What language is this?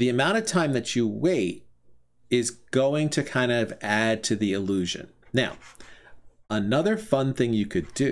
English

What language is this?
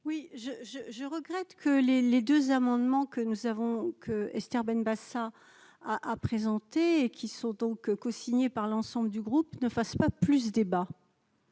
French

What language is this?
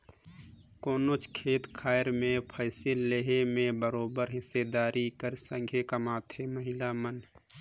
Chhattisgarhi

